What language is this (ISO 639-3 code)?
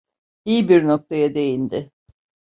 tur